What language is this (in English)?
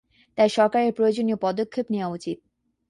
Bangla